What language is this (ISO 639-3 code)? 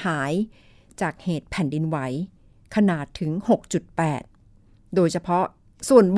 tha